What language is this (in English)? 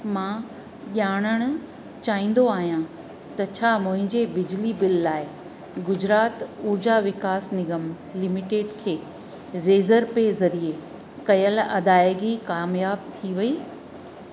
Sindhi